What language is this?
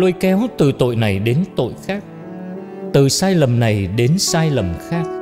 Vietnamese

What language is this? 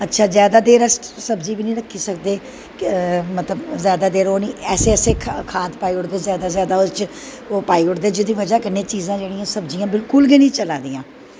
Dogri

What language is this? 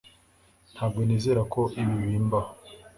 Kinyarwanda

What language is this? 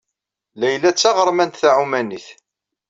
Kabyle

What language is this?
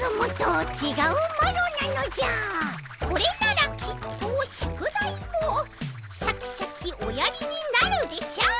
Japanese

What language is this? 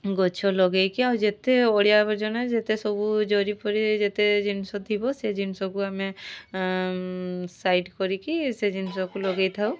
Odia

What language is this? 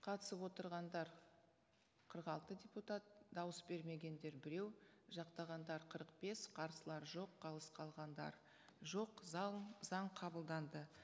Kazakh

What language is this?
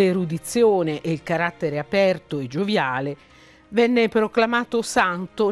Italian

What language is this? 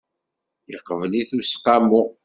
Kabyle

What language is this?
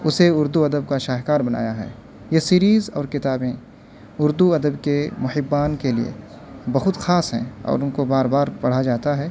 Urdu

